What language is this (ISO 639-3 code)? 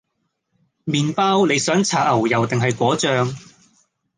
yue